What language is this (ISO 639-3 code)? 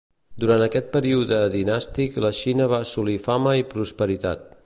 cat